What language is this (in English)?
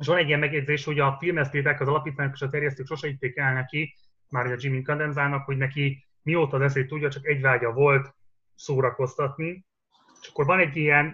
Hungarian